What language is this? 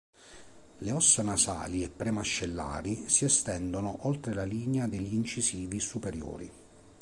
Italian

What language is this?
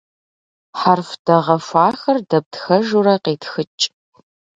Kabardian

